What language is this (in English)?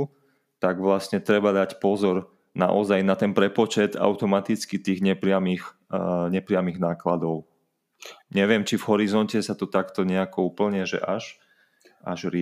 Slovak